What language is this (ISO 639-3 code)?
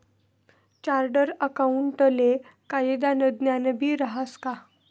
mar